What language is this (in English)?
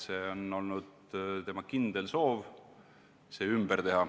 Estonian